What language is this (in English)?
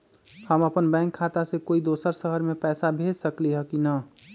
Magahi